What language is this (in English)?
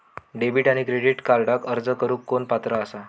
Marathi